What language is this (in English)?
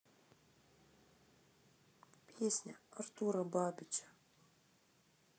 Russian